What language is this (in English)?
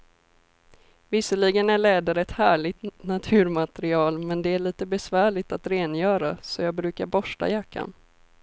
Swedish